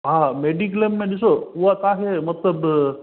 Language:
Sindhi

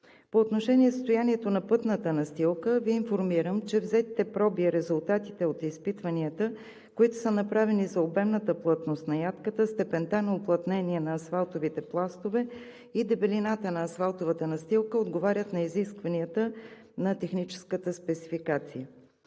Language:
Bulgarian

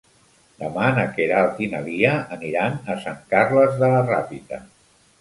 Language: Catalan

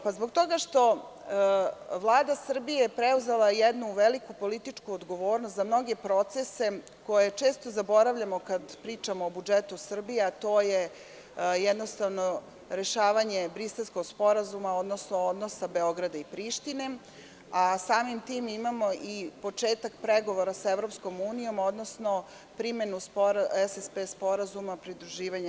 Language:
Serbian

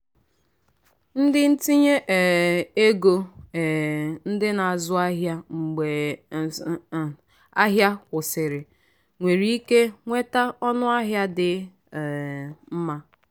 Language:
Igbo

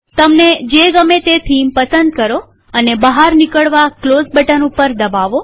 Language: Gujarati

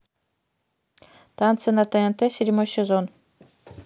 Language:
Russian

